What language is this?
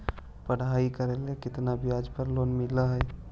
Magahi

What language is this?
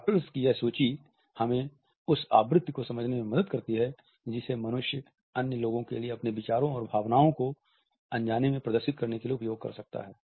Hindi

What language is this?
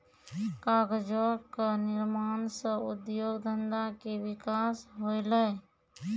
Maithili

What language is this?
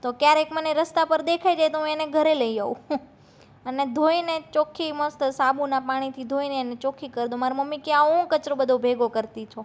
Gujarati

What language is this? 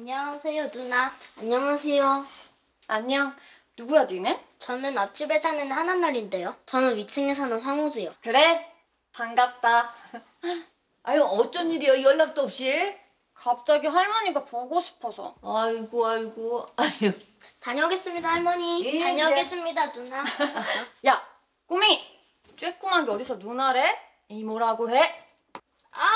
Korean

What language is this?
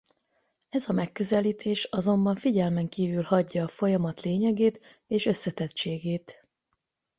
Hungarian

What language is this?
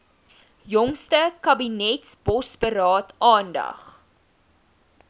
Afrikaans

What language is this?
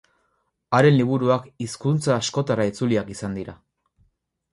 Basque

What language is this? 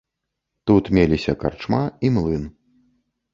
Belarusian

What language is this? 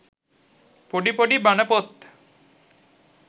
Sinhala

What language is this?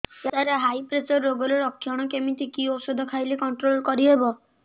Odia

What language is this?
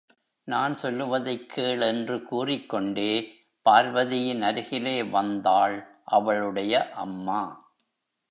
Tamil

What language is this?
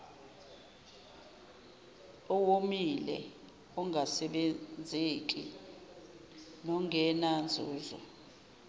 Zulu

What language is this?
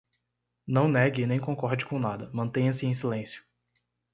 Portuguese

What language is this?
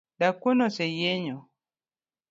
Luo (Kenya and Tanzania)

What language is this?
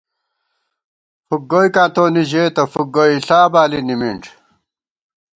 Gawar-Bati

